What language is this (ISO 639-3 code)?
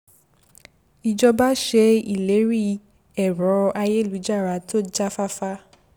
yor